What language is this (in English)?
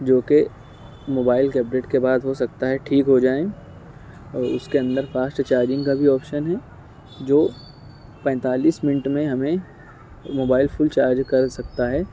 Urdu